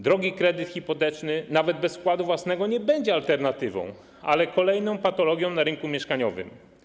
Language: Polish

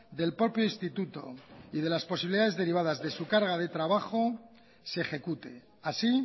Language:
Spanish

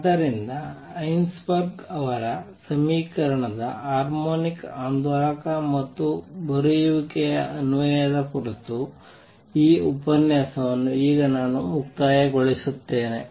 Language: Kannada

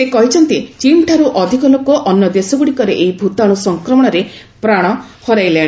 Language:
Odia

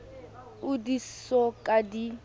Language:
Southern Sotho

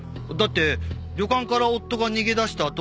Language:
Japanese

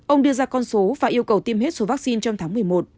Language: Vietnamese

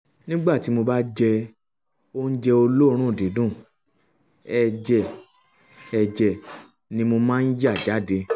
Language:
Yoruba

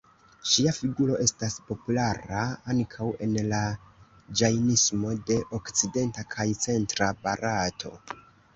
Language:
Esperanto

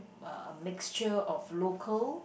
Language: English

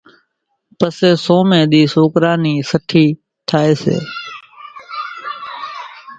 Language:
Kachi Koli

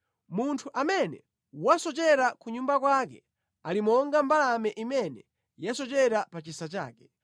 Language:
Nyanja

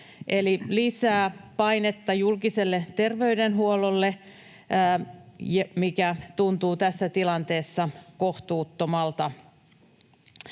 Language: Finnish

